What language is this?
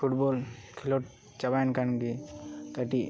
Santali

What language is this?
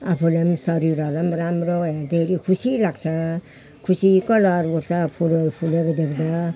Nepali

